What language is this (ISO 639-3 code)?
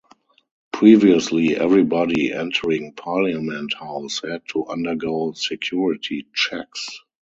eng